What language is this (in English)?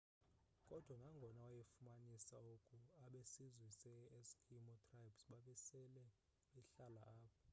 Xhosa